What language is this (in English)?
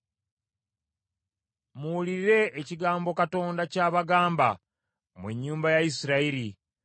Ganda